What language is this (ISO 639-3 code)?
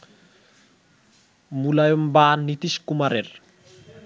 ben